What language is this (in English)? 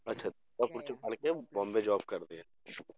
Punjabi